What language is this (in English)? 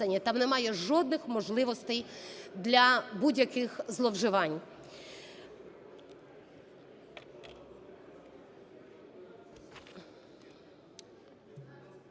Ukrainian